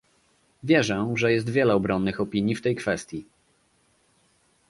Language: Polish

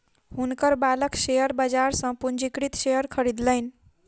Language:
Maithili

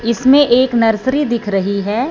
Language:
Hindi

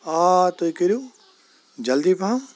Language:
Kashmiri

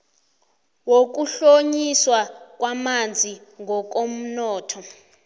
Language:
South Ndebele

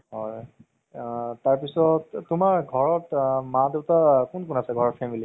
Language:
Assamese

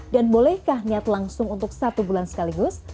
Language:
Indonesian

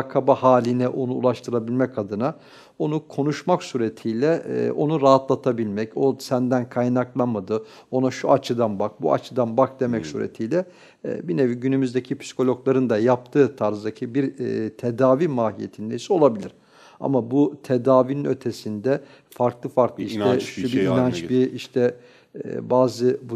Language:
Turkish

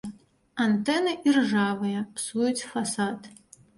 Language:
Belarusian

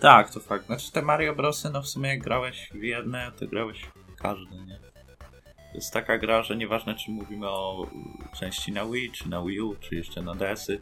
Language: Polish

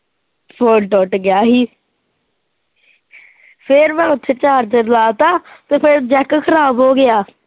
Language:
Punjabi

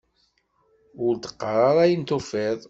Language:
Kabyle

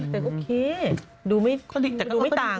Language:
Thai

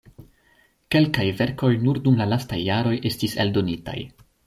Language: Esperanto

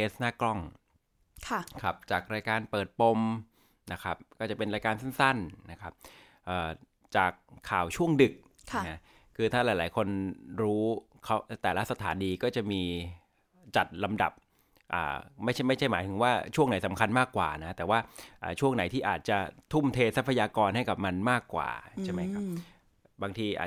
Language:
Thai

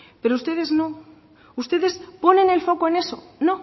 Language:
Spanish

